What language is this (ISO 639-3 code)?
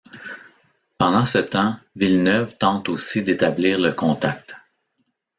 fra